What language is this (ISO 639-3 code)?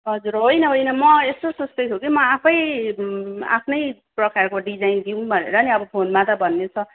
nep